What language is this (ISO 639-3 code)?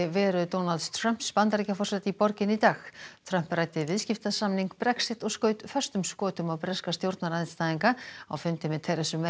isl